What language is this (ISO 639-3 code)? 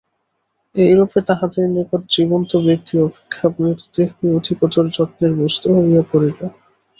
ben